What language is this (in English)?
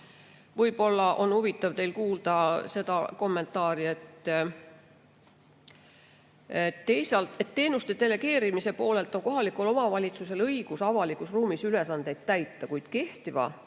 Estonian